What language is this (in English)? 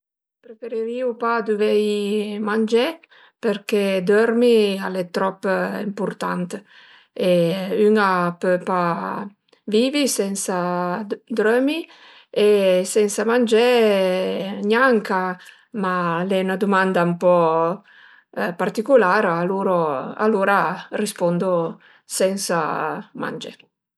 Piedmontese